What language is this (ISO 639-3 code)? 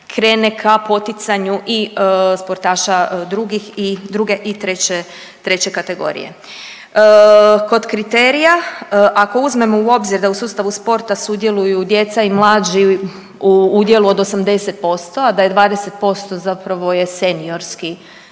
hrv